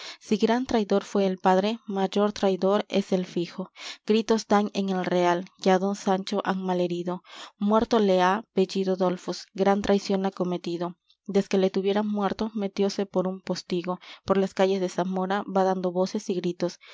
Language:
Spanish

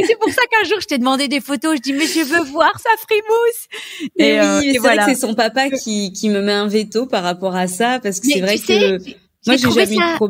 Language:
French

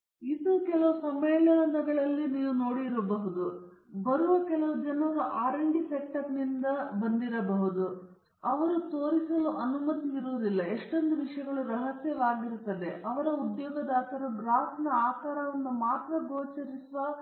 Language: Kannada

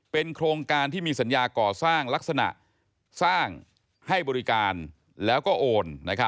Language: Thai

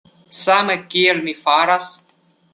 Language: Esperanto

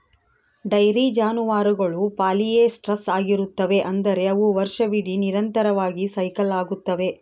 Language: Kannada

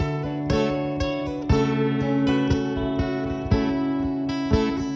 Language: Indonesian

